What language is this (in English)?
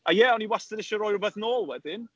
Welsh